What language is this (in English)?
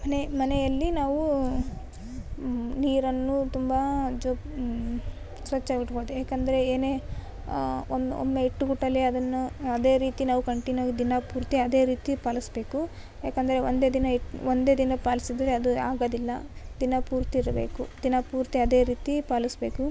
Kannada